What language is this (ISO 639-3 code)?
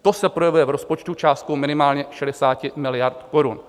ces